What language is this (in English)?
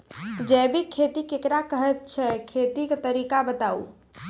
Maithili